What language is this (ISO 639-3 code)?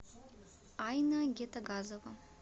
rus